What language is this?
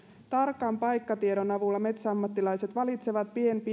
Finnish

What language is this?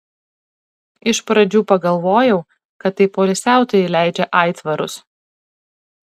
Lithuanian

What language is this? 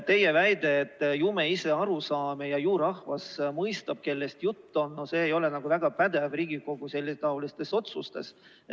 Estonian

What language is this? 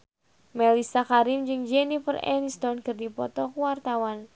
Sundanese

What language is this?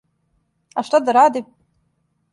Serbian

